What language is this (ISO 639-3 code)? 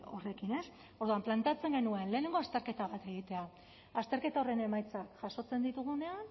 eus